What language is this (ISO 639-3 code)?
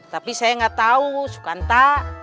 ind